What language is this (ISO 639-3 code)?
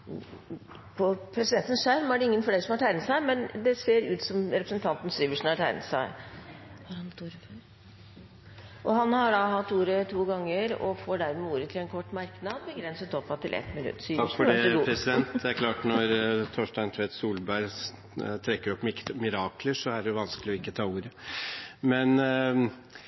nob